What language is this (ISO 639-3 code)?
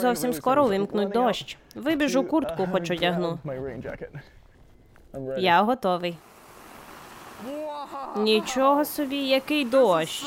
ukr